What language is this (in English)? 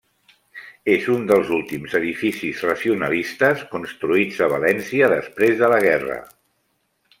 Catalan